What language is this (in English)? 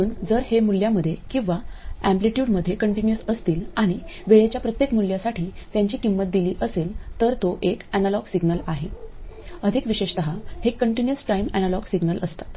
Marathi